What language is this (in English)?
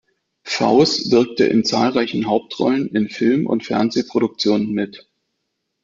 German